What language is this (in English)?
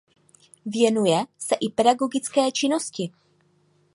Czech